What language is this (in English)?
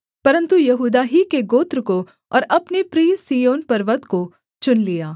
Hindi